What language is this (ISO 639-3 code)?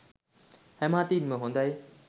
sin